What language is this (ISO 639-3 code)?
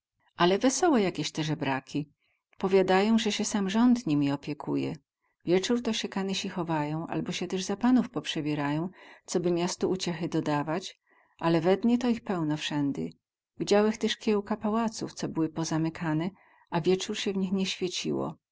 pol